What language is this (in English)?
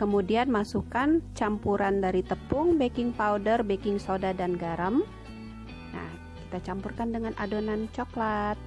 Indonesian